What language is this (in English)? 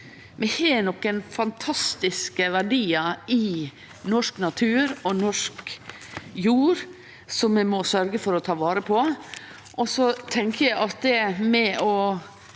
Norwegian